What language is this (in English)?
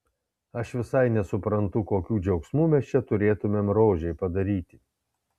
Lithuanian